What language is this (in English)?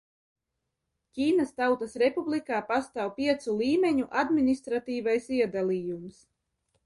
Latvian